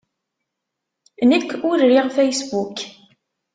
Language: Kabyle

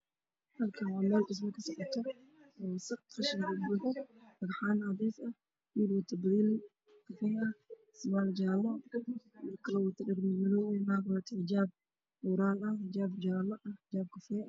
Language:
Somali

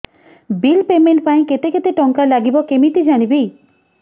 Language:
Odia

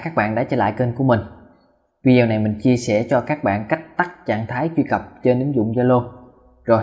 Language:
Vietnamese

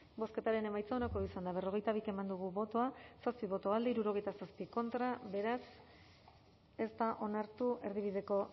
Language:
Basque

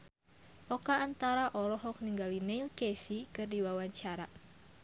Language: Sundanese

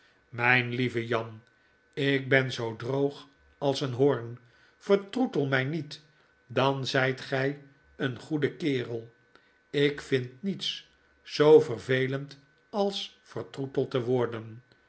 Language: Dutch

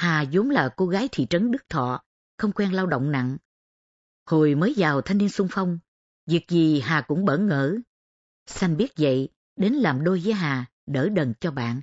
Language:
Vietnamese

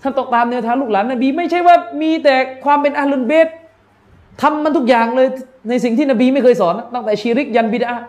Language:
Thai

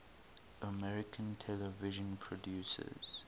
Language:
English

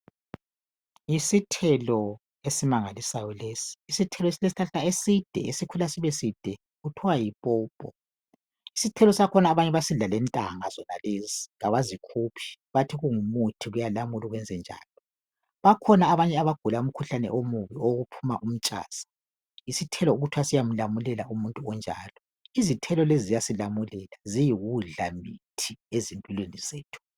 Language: North Ndebele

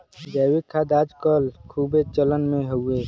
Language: Bhojpuri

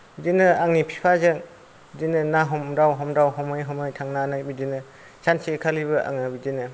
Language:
Bodo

